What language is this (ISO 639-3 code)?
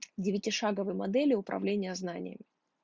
rus